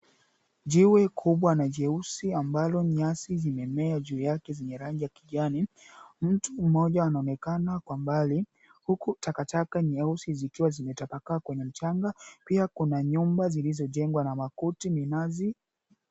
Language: Swahili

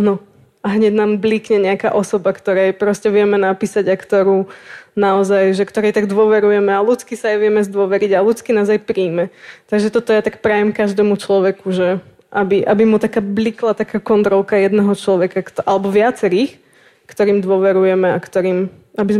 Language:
Slovak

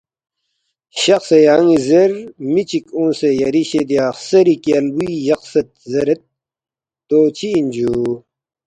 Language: Balti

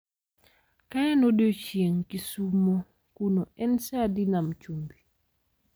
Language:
Luo (Kenya and Tanzania)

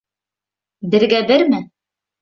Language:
Bashkir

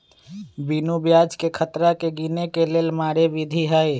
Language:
Magahi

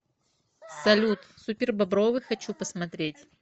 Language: Russian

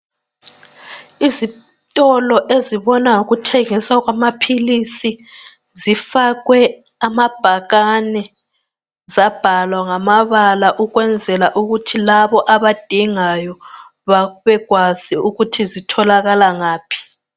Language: North Ndebele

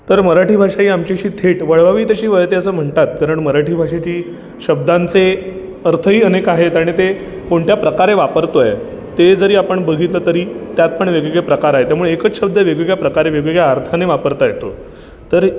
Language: Marathi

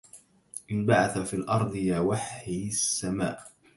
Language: Arabic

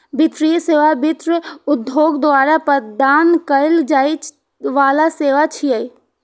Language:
Maithili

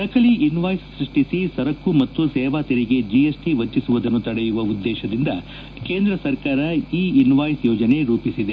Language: Kannada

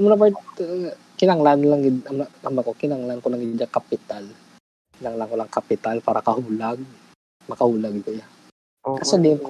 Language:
Filipino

